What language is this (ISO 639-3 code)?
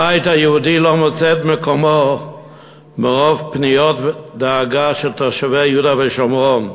heb